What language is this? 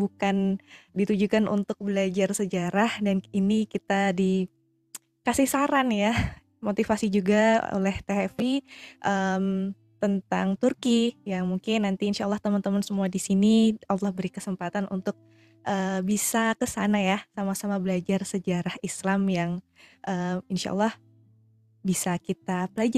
Indonesian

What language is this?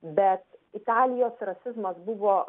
Lithuanian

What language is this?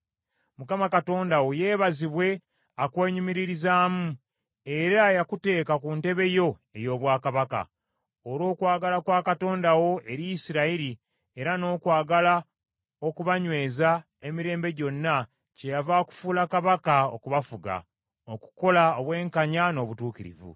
Ganda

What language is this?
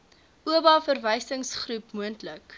Afrikaans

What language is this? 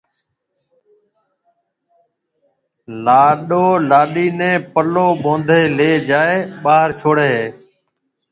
Marwari (Pakistan)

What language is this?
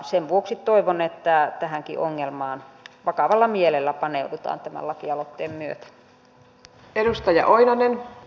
Finnish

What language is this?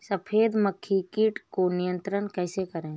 Hindi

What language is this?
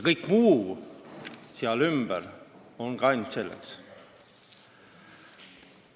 Estonian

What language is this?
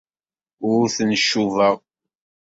Kabyle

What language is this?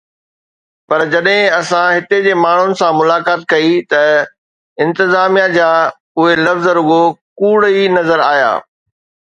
Sindhi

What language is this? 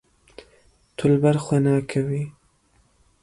Kurdish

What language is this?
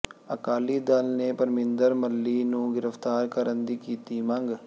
Punjabi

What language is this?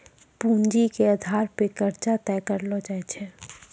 Maithili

